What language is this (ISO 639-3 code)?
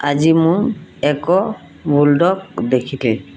ori